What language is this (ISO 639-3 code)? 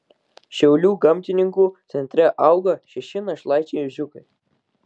lit